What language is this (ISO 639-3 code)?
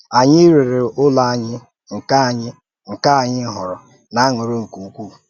ibo